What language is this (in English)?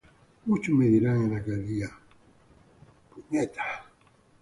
Spanish